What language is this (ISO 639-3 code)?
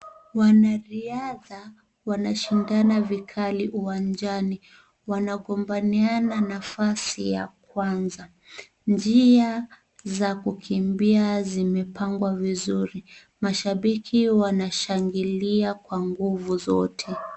swa